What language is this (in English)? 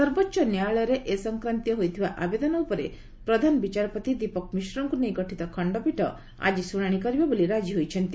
Odia